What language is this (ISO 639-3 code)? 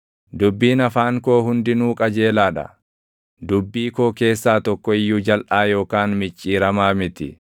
orm